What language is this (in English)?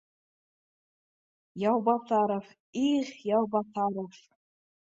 Bashkir